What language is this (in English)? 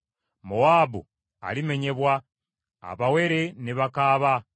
Ganda